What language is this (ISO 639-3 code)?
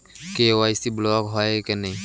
ben